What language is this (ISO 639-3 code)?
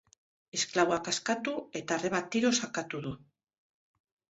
eus